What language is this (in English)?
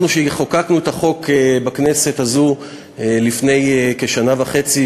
Hebrew